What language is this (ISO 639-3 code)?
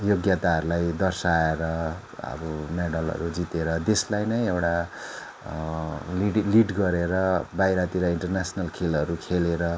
nep